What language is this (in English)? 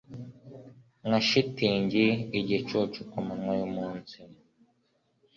Kinyarwanda